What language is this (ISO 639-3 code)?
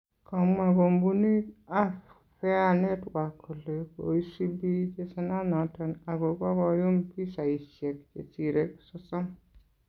kln